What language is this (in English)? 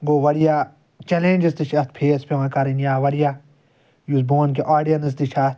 Kashmiri